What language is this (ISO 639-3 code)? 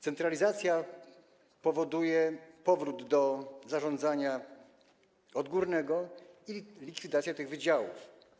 pol